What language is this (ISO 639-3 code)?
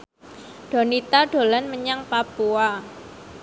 jav